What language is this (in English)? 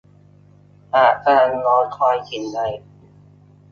Thai